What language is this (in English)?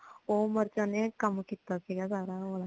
Punjabi